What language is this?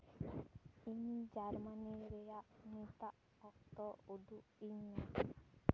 Santali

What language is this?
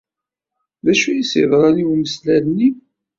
Kabyle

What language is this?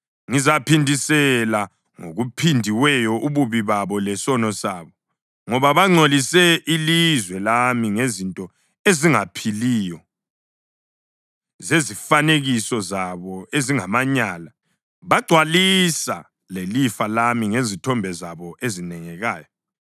North Ndebele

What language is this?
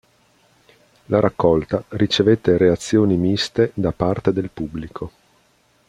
Italian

